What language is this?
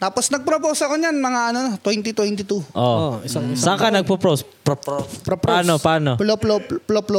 Filipino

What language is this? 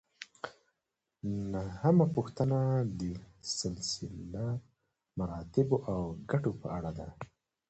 Pashto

